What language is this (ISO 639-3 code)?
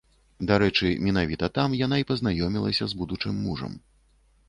bel